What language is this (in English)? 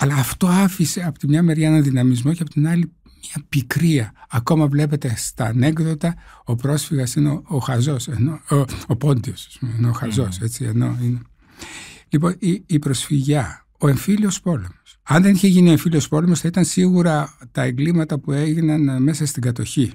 Greek